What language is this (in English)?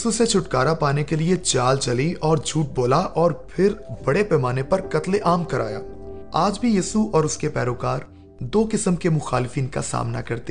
Urdu